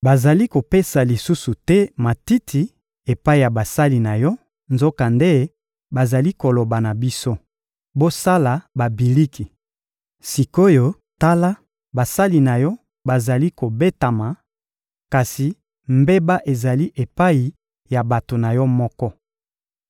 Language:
Lingala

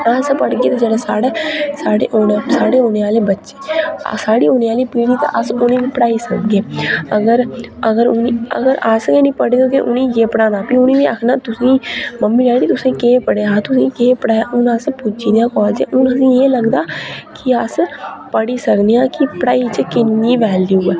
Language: Dogri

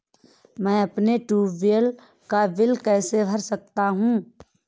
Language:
Hindi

